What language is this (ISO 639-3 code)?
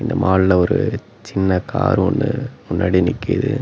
tam